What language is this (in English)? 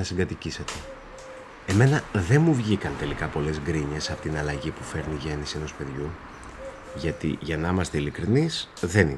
Greek